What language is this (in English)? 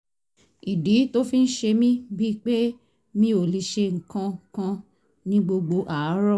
Yoruba